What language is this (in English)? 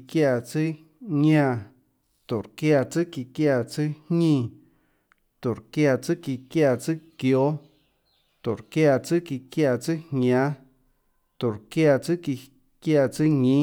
Tlacoatzintepec Chinantec